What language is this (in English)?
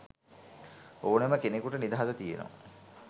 Sinhala